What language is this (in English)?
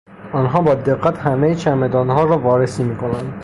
Persian